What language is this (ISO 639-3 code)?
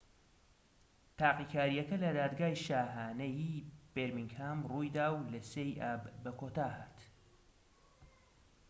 ckb